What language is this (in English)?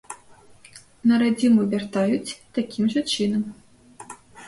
Belarusian